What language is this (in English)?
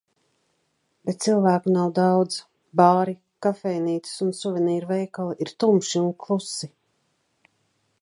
Latvian